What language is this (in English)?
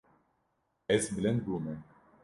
Kurdish